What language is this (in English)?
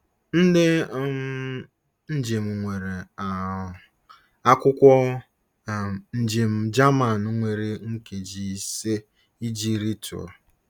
Igbo